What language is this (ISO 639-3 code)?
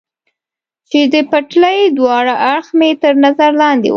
pus